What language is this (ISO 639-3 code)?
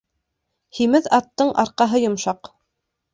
bak